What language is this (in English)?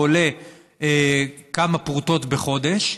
Hebrew